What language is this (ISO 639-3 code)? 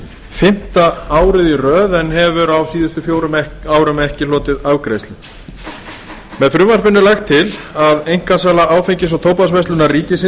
isl